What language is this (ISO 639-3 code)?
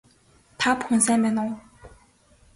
mon